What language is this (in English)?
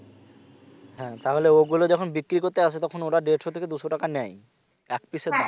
Bangla